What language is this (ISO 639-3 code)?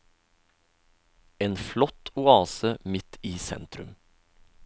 nor